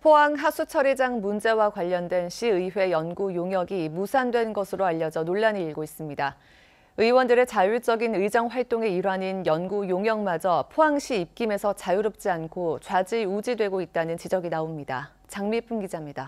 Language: Korean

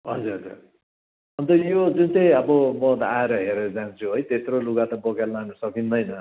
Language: Nepali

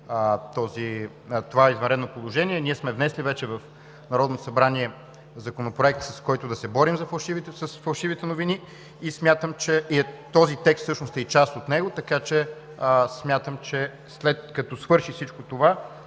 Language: Bulgarian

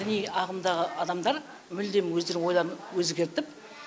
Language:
Kazakh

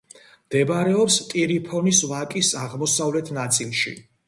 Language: Georgian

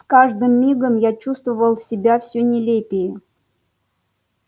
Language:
Russian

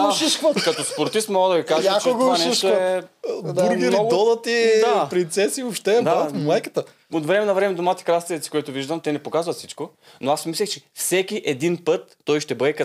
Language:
Bulgarian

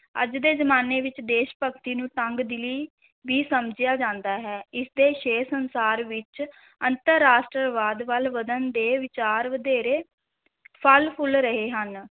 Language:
Punjabi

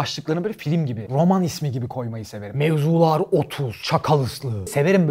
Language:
Turkish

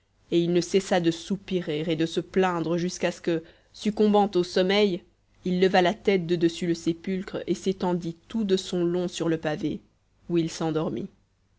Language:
French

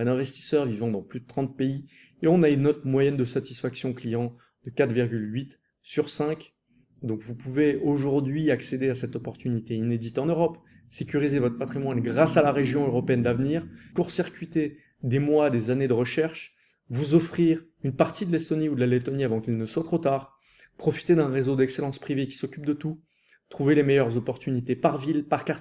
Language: French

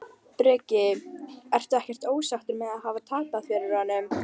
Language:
Icelandic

